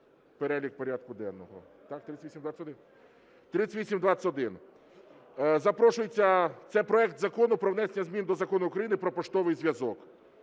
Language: Ukrainian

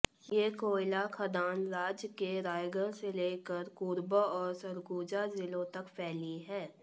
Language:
Hindi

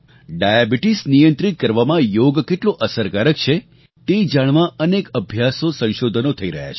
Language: Gujarati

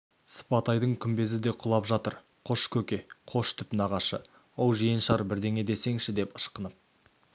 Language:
Kazakh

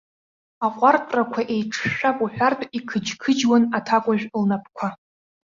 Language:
Abkhazian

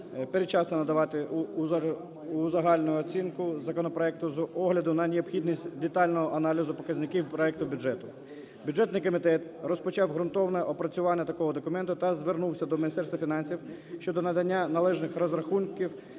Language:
Ukrainian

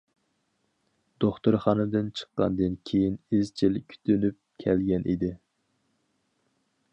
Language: Uyghur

